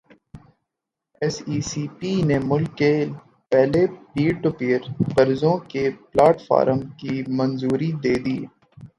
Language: Urdu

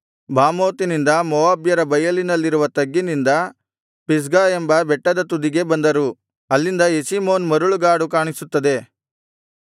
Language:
Kannada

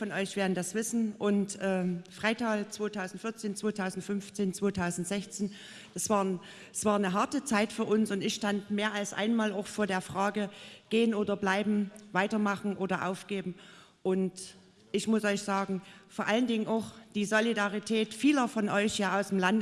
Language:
German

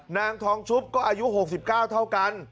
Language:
Thai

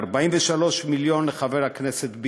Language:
Hebrew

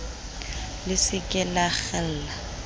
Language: Southern Sotho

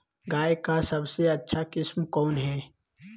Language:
Magahi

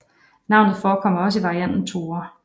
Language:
Danish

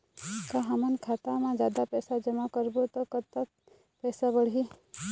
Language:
Chhattisgarhi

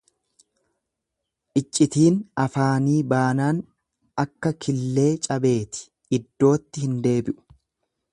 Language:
Oromo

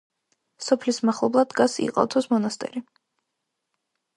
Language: Georgian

